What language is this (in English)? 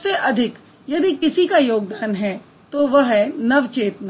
Hindi